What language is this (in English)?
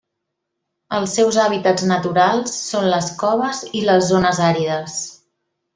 Catalan